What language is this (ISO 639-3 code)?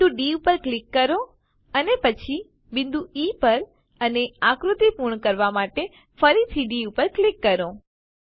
guj